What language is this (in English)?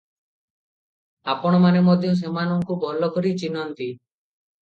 Odia